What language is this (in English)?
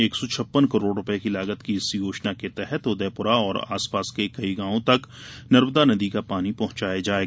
Hindi